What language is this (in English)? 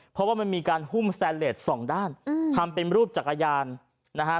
Thai